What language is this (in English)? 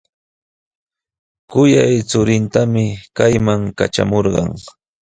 Sihuas Ancash Quechua